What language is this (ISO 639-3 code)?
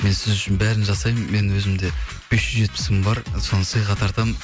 kaz